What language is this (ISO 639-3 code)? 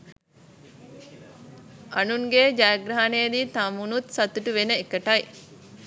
sin